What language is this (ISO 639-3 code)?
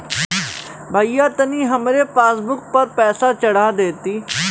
bho